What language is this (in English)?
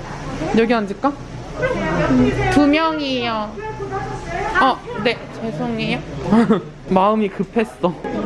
Korean